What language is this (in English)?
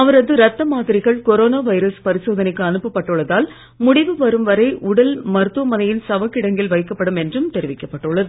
Tamil